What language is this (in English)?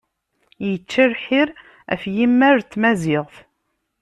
Kabyle